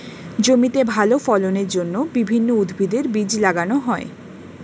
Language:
Bangla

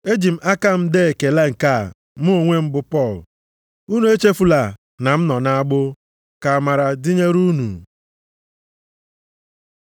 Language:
Igbo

